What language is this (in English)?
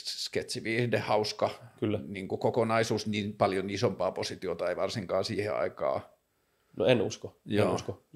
Finnish